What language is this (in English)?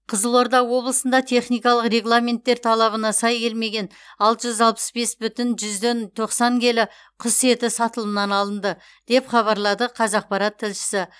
Kazakh